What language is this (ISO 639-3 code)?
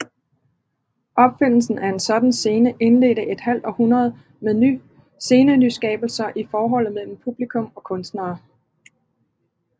dan